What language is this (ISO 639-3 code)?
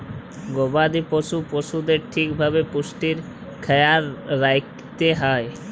ben